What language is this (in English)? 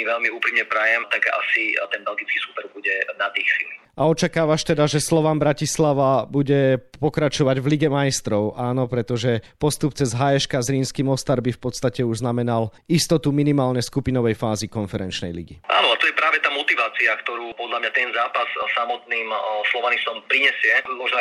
Slovak